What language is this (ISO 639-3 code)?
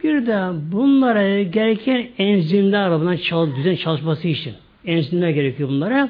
tur